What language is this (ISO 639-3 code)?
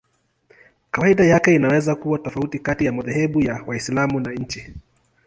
swa